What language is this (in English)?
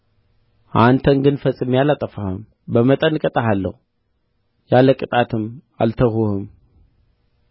Amharic